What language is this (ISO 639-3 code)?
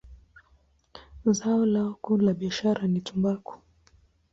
swa